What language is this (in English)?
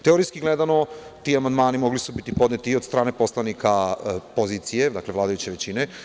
Serbian